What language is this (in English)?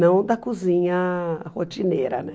Portuguese